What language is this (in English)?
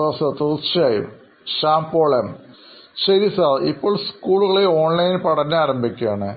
Malayalam